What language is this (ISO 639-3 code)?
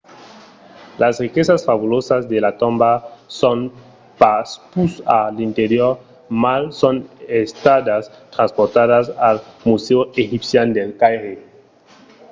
oci